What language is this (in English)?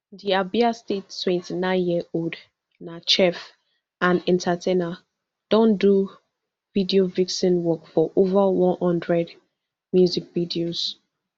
Nigerian Pidgin